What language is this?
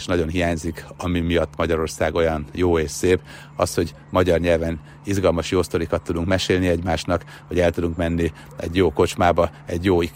Hungarian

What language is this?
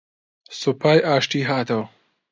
Central Kurdish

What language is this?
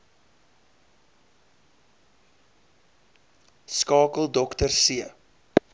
Afrikaans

